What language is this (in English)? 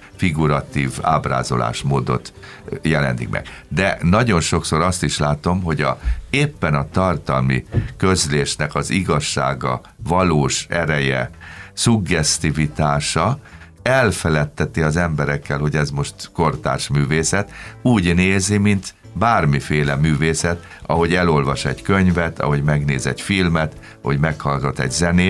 Hungarian